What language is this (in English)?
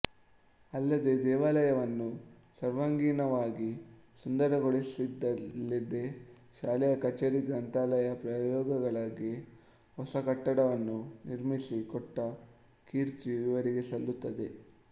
Kannada